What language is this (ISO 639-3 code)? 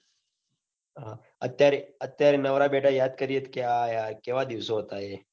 guj